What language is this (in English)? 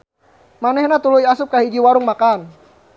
Sundanese